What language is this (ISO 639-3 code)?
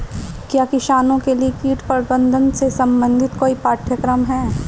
hin